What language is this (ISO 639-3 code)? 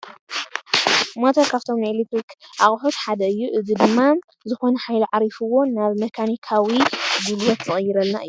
tir